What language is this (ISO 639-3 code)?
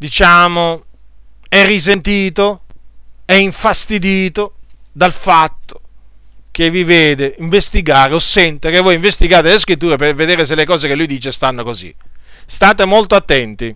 ita